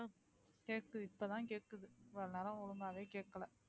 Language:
Tamil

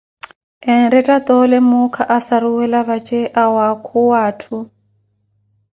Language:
Koti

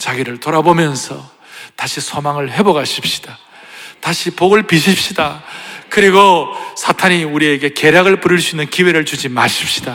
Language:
Korean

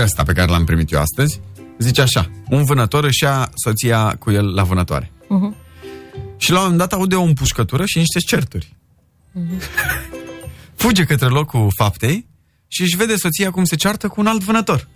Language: Romanian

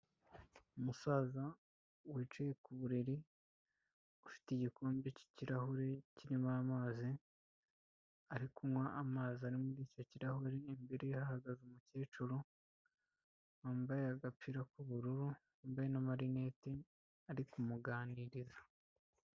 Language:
Kinyarwanda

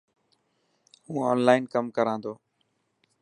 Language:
Dhatki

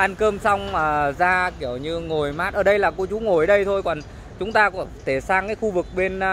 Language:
Vietnamese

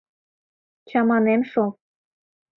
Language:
Mari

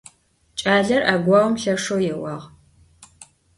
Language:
Adyghe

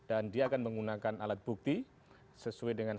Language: Indonesian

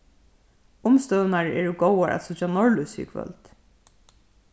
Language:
Faroese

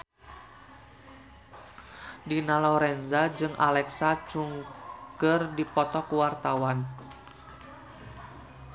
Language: Sundanese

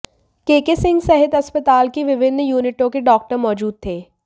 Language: Hindi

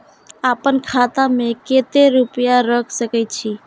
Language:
Maithili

